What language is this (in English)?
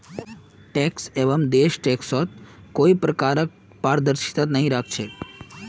Magahi